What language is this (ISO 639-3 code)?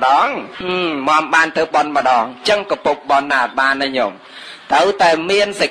vie